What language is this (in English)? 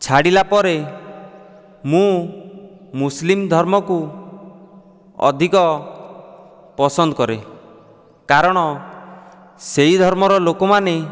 Odia